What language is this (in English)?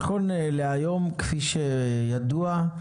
Hebrew